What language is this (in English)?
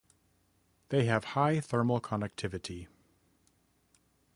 English